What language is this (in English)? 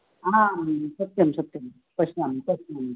Sanskrit